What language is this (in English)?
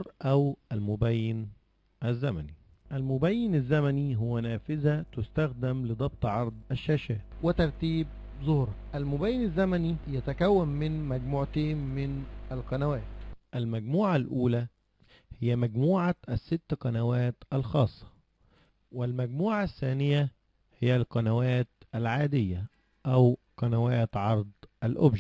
Arabic